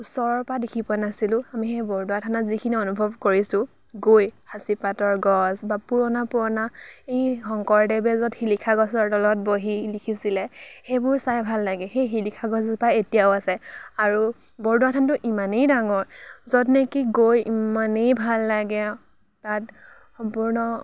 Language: Assamese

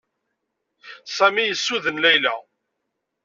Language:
Kabyle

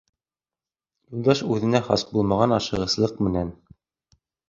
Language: Bashkir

